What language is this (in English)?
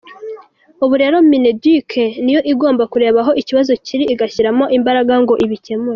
Kinyarwanda